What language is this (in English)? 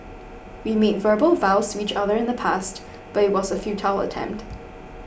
English